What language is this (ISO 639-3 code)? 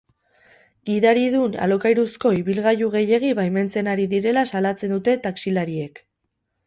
eus